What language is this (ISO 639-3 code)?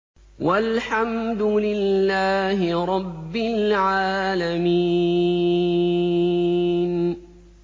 ara